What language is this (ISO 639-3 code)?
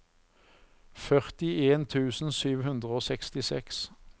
nor